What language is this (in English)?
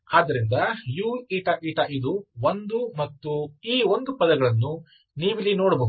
Kannada